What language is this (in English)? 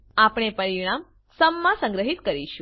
Gujarati